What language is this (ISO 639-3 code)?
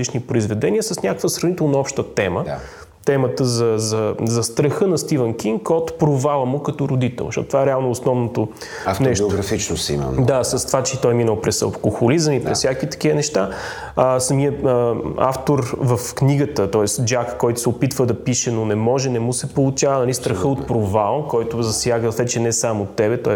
bul